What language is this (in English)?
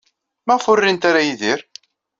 Kabyle